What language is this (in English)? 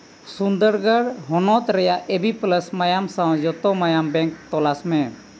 Santali